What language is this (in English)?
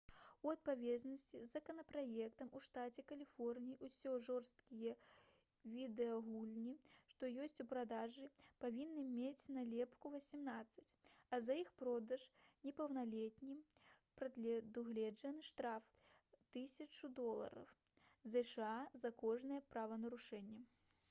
Belarusian